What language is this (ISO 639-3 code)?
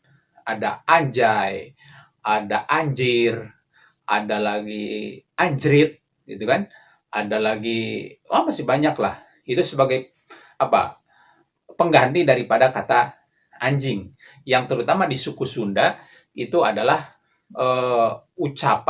ind